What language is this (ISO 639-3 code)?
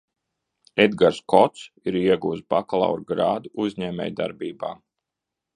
lav